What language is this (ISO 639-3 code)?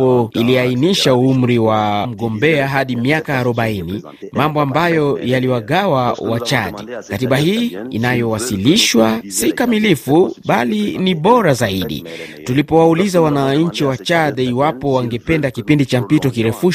swa